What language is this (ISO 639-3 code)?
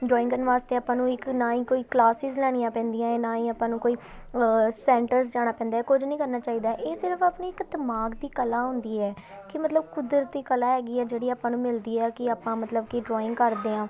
pan